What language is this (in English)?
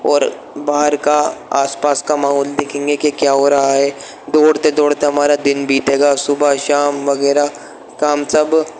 Urdu